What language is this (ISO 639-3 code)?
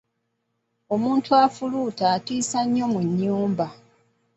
lug